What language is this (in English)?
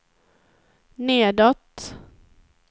Swedish